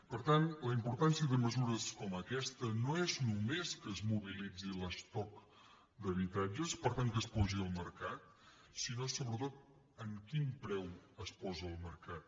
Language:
Catalan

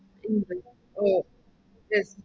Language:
Malayalam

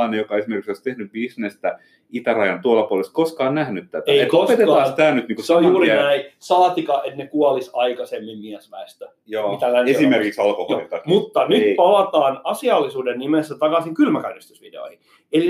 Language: Finnish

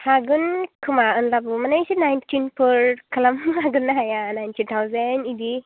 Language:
Bodo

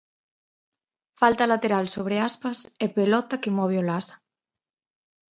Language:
Galician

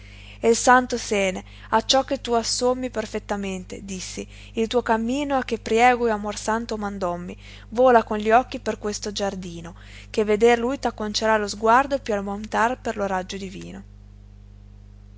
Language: Italian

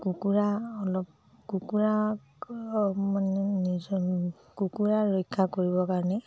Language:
Assamese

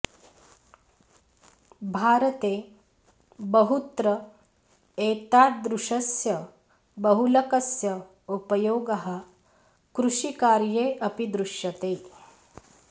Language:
Sanskrit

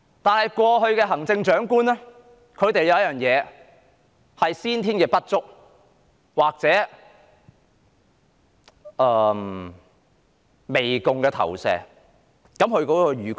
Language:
Cantonese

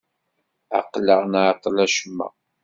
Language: Kabyle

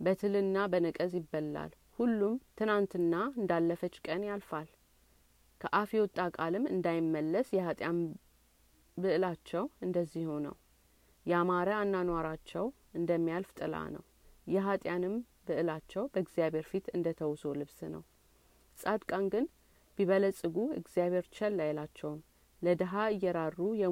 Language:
Amharic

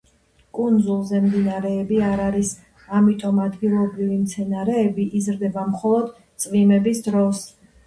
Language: Georgian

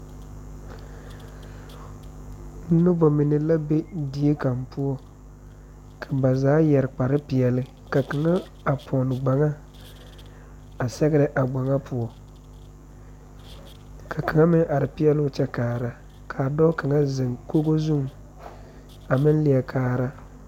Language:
Southern Dagaare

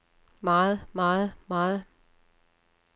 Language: Danish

